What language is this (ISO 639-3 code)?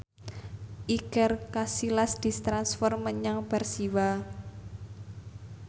jav